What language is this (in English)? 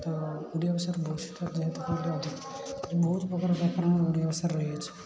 Odia